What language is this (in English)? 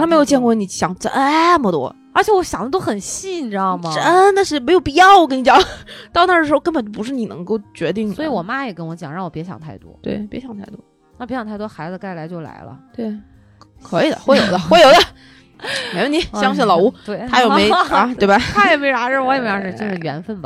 Chinese